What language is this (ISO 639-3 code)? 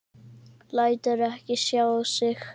isl